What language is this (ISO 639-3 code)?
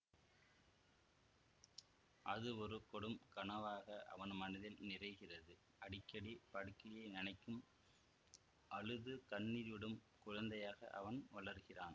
tam